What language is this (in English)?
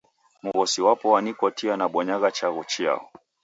Taita